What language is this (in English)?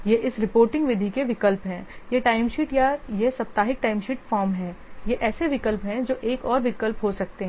Hindi